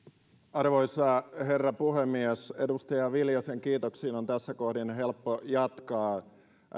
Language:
Finnish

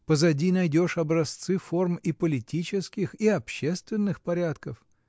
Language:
Russian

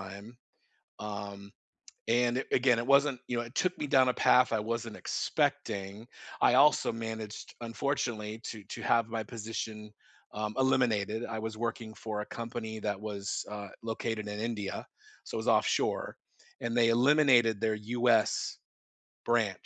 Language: English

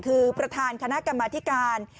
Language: Thai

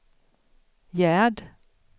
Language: Swedish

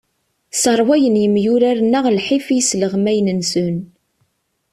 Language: Kabyle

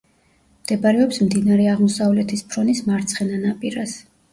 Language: Georgian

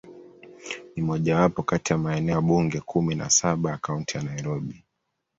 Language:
Swahili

